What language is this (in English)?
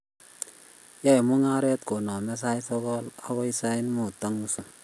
Kalenjin